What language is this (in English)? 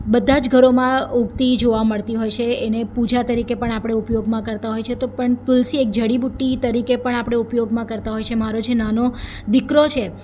Gujarati